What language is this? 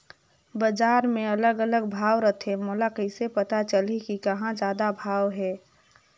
Chhattisgarhi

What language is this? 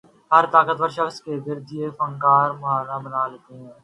Urdu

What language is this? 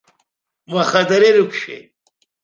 Abkhazian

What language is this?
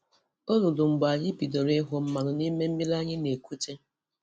Igbo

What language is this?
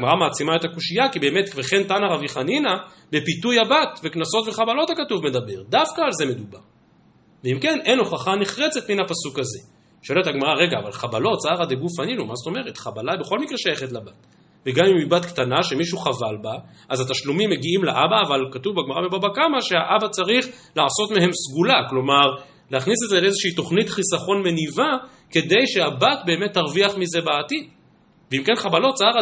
Hebrew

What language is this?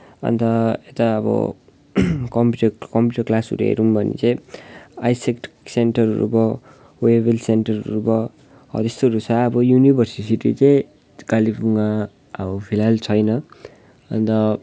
Nepali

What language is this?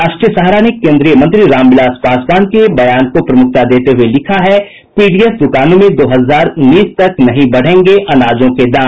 Hindi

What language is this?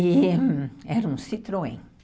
Portuguese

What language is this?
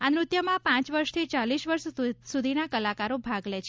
Gujarati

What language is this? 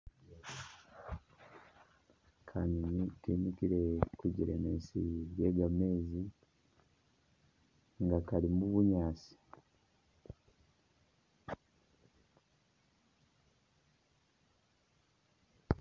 Masaaba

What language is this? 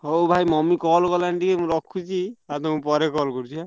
Odia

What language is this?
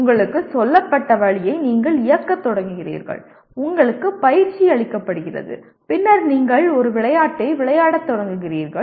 Tamil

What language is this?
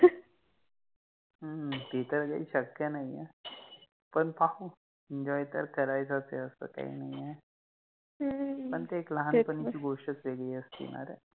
Marathi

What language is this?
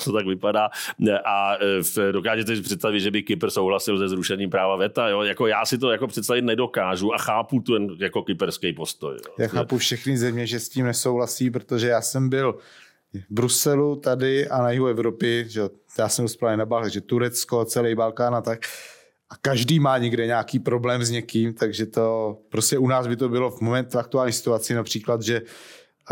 Czech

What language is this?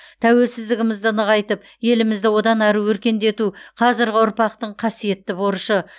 Kazakh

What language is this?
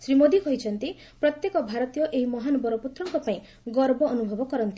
Odia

